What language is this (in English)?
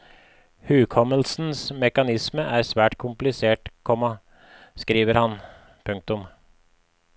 Norwegian